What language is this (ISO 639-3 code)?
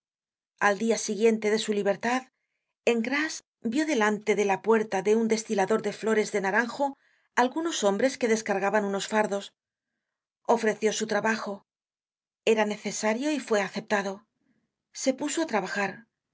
spa